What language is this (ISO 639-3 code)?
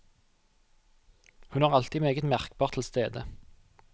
nor